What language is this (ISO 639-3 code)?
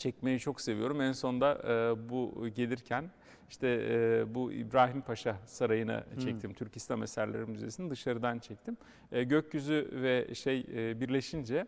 tur